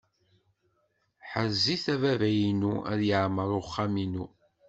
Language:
Kabyle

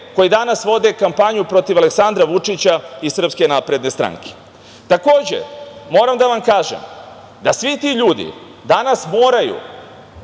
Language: Serbian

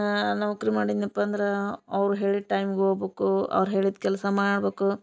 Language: Kannada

